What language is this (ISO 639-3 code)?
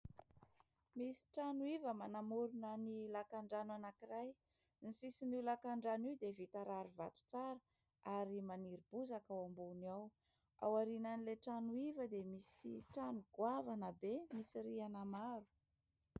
mlg